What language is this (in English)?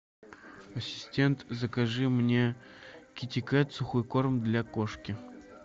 Russian